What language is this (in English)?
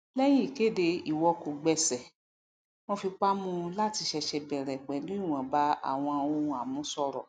Yoruba